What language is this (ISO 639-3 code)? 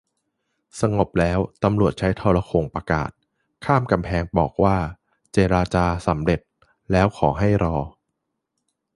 tha